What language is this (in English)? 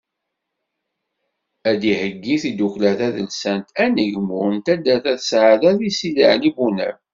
Kabyle